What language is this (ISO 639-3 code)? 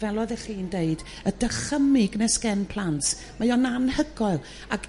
cym